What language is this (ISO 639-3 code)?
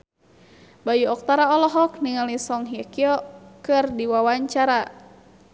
sun